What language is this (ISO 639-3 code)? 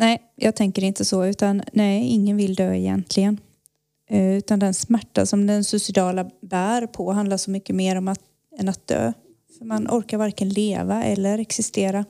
swe